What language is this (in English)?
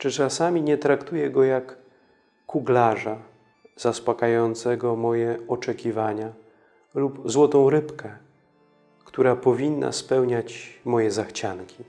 Polish